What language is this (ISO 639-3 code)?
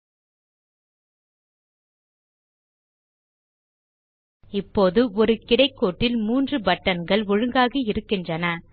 tam